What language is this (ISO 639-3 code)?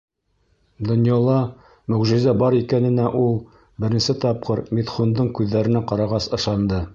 bak